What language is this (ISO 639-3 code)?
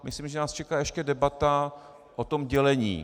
ces